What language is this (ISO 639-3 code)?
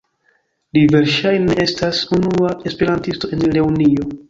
epo